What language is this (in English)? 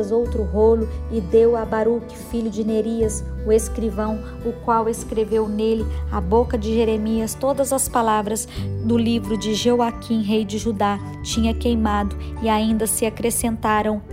Portuguese